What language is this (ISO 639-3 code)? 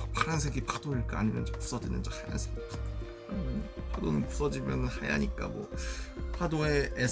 kor